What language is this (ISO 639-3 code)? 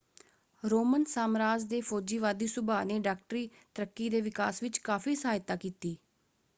pan